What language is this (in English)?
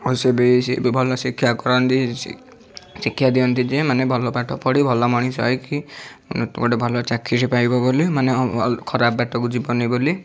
Odia